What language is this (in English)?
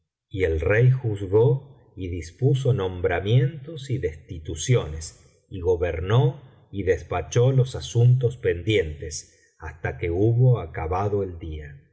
Spanish